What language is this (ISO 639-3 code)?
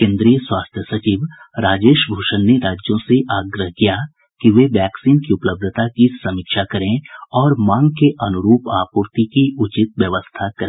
hin